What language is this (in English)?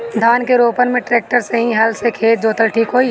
Bhojpuri